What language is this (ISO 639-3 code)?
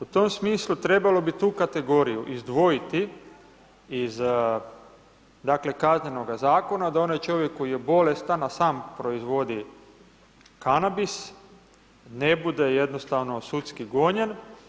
hrv